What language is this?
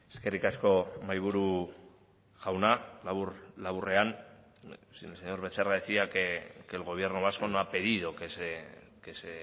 Spanish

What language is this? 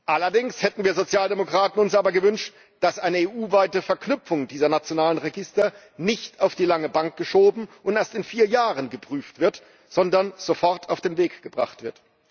German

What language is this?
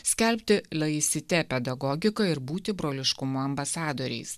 Lithuanian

